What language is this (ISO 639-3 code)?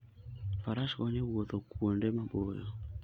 luo